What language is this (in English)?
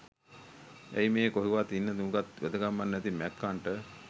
Sinhala